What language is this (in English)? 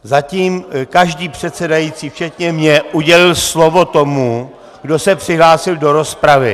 Czech